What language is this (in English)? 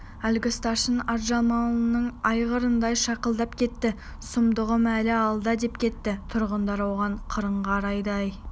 Kazakh